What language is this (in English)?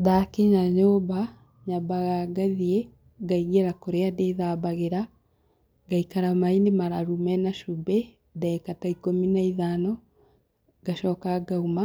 Kikuyu